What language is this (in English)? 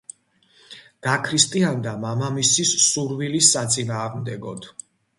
Georgian